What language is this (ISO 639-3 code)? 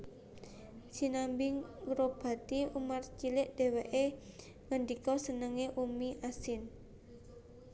jav